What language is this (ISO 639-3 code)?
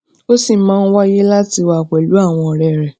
yor